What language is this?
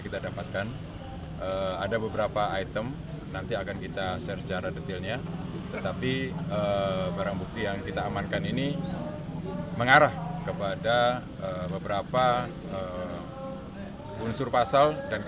Indonesian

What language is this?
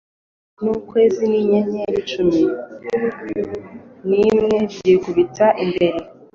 Kinyarwanda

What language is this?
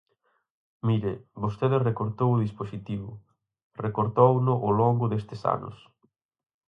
Galician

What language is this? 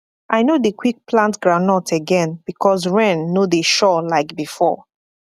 Nigerian Pidgin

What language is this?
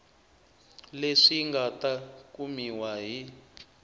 Tsonga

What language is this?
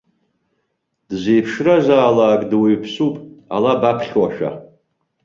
Abkhazian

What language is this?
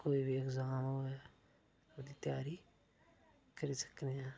Dogri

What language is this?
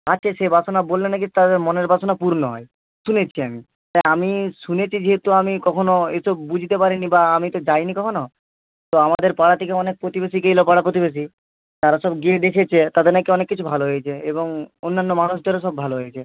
Bangla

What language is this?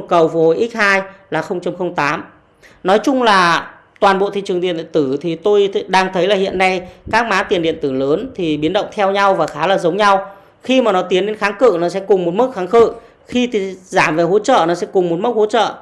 Vietnamese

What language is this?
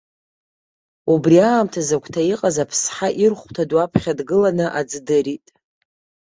Abkhazian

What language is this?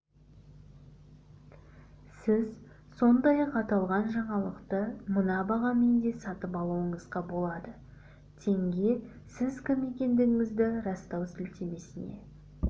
Kazakh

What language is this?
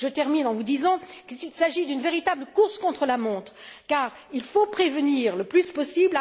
French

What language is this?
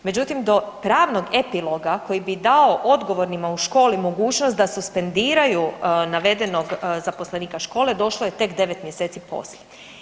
Croatian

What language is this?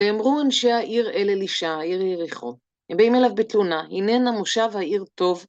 Hebrew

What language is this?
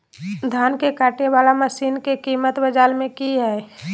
Magahi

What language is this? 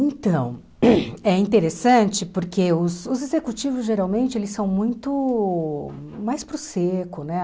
Portuguese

